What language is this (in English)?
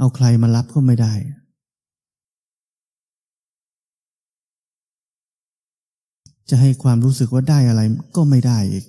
Thai